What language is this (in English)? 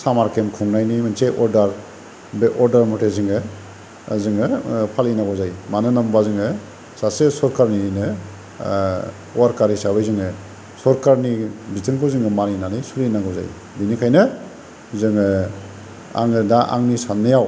Bodo